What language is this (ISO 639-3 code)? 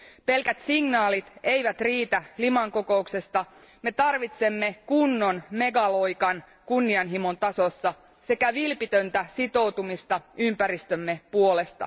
fin